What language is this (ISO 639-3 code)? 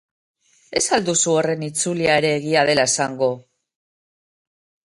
eus